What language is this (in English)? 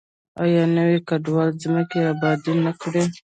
Pashto